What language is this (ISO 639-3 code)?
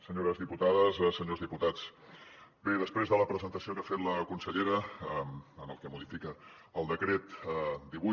cat